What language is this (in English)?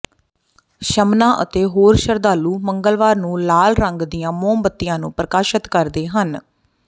Punjabi